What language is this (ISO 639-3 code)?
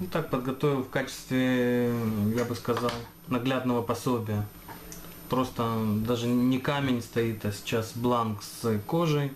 rus